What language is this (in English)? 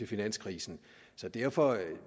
Danish